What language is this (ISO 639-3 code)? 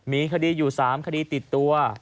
tha